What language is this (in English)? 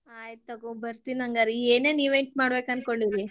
Kannada